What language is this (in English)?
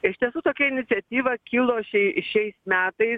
Lithuanian